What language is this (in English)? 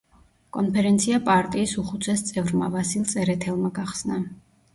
Georgian